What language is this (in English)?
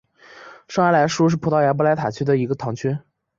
Chinese